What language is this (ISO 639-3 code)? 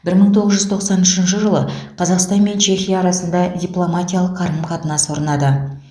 kaz